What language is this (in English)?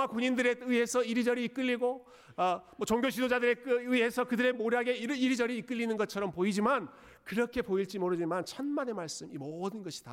Korean